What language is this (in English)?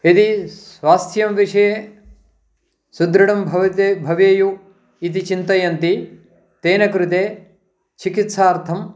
Sanskrit